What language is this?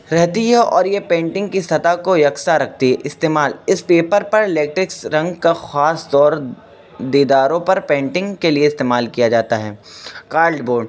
Urdu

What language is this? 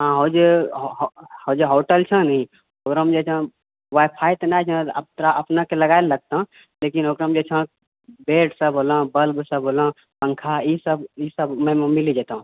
Maithili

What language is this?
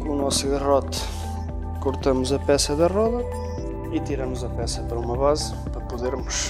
Portuguese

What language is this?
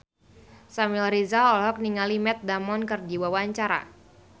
Sundanese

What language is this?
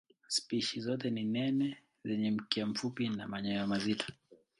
Swahili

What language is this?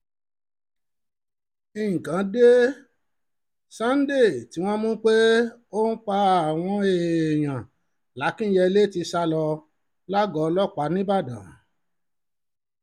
Yoruba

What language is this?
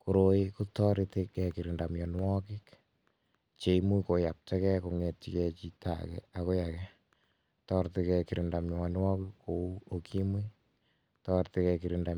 Kalenjin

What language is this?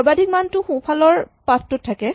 Assamese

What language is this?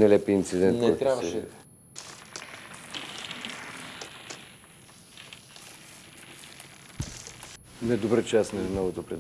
Bulgarian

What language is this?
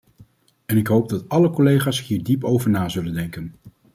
Dutch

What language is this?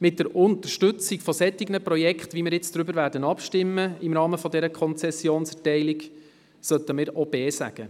Swiss German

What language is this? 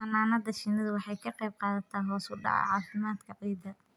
Somali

